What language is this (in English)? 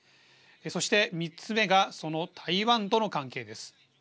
Japanese